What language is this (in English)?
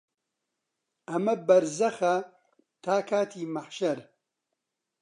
Central Kurdish